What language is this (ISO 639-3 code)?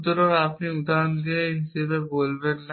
ben